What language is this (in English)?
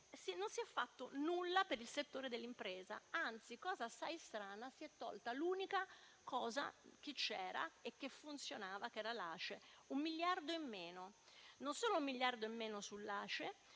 Italian